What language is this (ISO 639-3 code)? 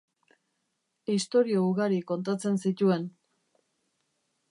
eus